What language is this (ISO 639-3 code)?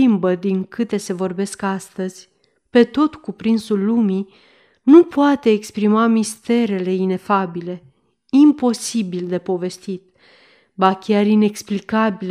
ron